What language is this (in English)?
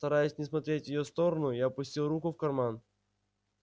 Russian